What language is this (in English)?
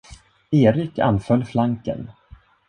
Swedish